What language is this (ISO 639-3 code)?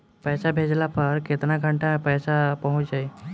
bho